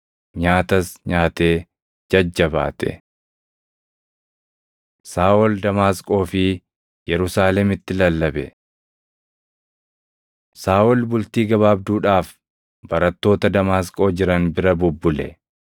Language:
Oromo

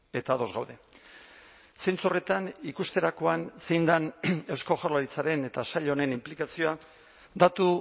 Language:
Basque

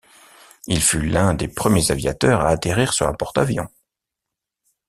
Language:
French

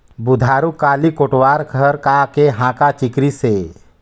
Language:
Chhattisgarhi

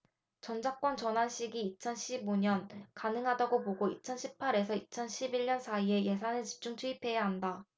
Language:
Korean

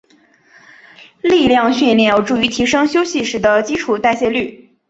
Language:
Chinese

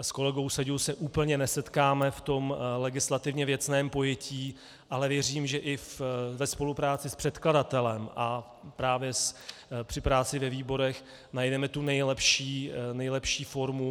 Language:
Czech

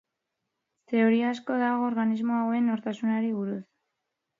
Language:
Basque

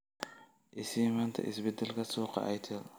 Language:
Somali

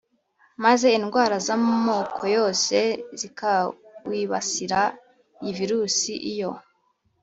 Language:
Kinyarwanda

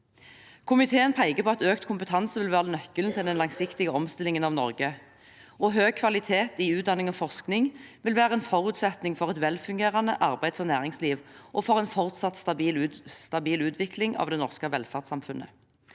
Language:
Norwegian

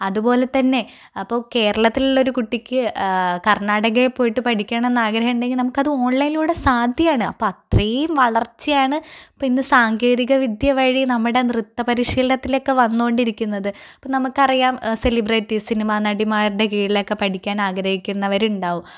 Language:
Malayalam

